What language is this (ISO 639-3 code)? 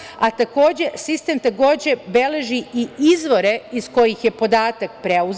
srp